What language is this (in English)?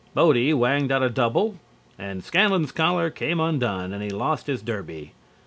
English